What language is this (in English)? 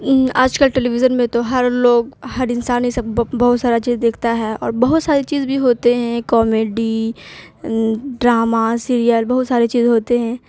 Urdu